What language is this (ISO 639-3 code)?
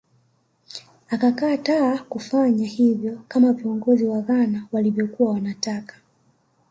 swa